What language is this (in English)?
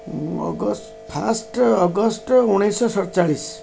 Odia